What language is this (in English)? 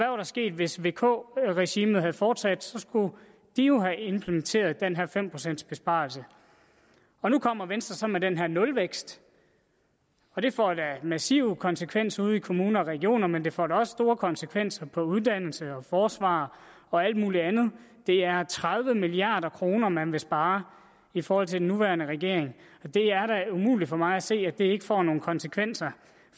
Danish